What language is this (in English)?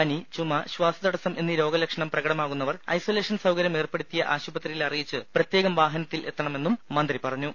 Malayalam